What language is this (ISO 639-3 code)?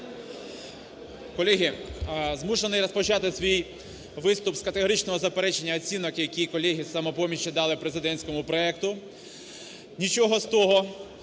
ukr